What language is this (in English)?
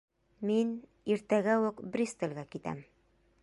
Bashkir